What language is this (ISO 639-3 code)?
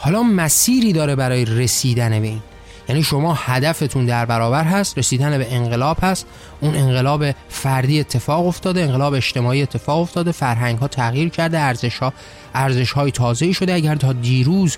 fas